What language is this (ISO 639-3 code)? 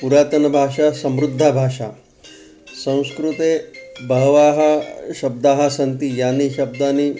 san